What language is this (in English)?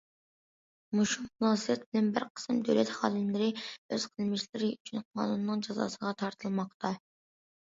Uyghur